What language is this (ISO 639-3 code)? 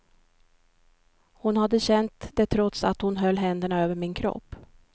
swe